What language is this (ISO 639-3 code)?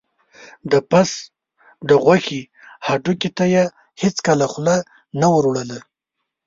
pus